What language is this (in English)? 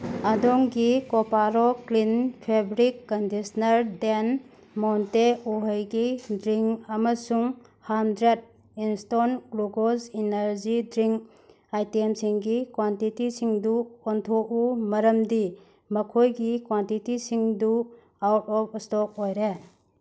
Manipuri